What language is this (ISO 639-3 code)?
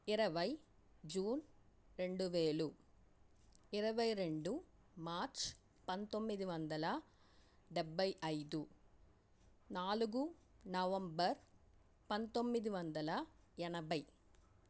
tel